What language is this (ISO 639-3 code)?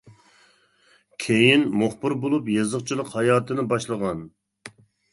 uig